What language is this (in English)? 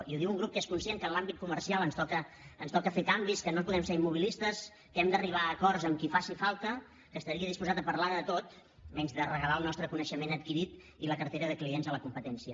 Catalan